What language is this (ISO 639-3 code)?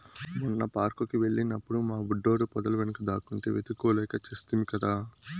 tel